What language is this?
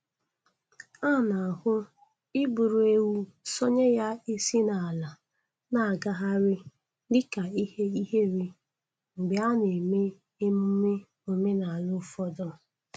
Igbo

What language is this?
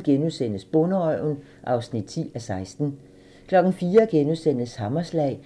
Danish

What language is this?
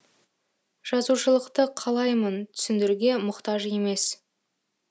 Kazakh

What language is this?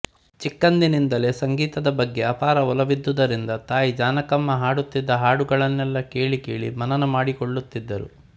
Kannada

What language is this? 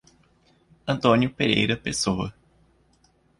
Portuguese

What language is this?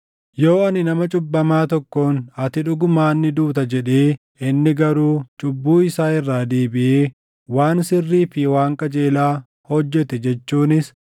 Oromo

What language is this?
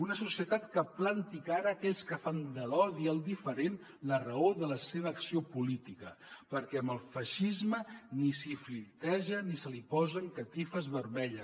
Catalan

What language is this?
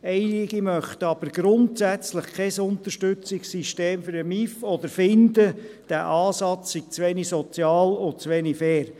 Swiss German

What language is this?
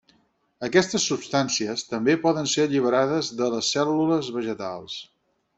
Catalan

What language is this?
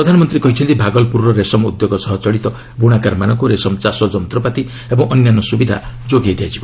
Odia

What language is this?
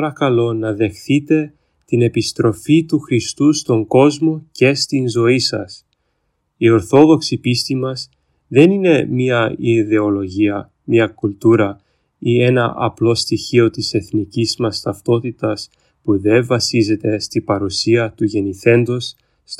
Greek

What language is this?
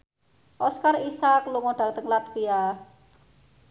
Javanese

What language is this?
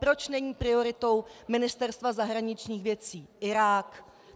Czech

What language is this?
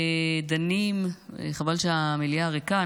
Hebrew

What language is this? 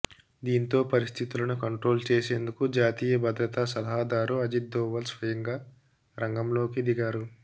Telugu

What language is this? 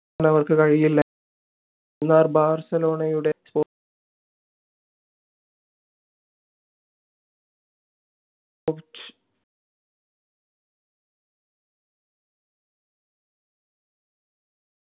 Malayalam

